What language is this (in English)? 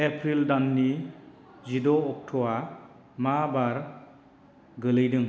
Bodo